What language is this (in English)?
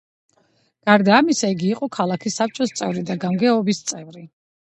Georgian